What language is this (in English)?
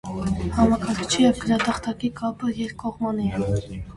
Armenian